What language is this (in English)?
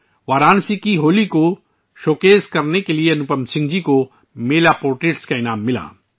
Urdu